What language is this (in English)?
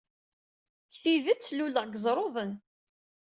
Kabyle